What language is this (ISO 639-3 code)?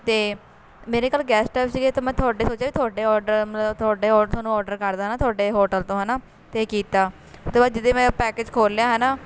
pan